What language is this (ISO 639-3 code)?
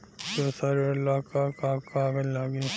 bho